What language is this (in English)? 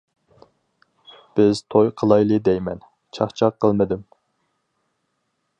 Uyghur